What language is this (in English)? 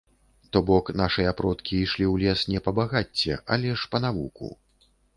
Belarusian